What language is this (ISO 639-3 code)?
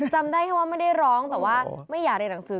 tha